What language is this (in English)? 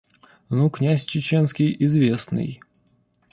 Russian